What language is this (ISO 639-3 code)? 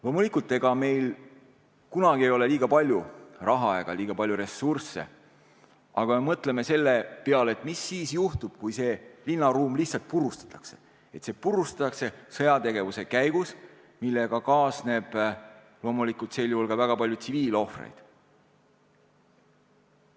est